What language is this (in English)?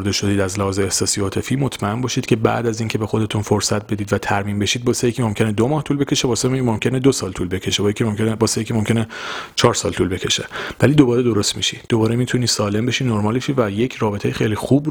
Persian